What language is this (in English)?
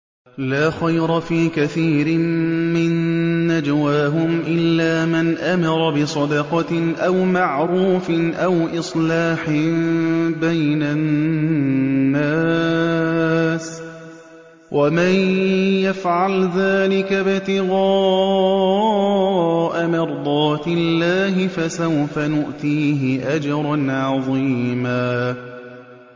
Arabic